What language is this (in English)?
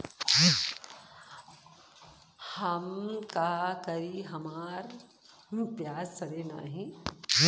Bhojpuri